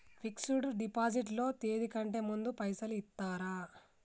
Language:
Telugu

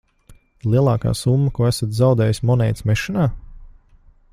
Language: Latvian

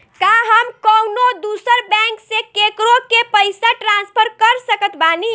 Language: Bhojpuri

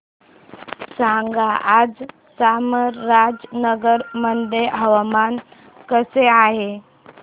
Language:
Marathi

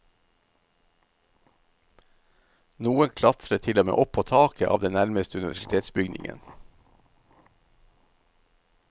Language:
Norwegian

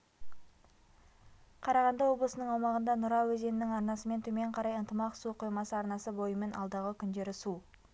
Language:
Kazakh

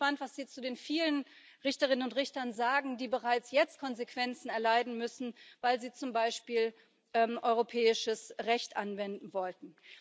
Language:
German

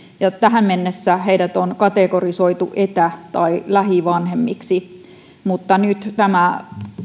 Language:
Finnish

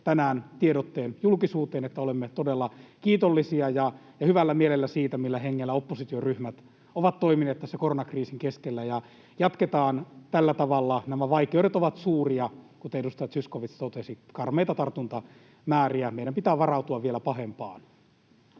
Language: Finnish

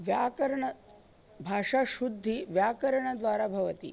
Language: Sanskrit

